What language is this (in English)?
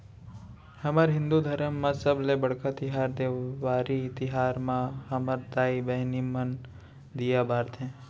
Chhattisgarhi